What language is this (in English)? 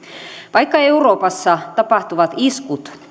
Finnish